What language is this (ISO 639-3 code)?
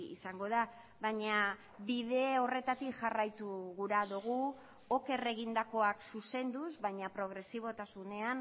eus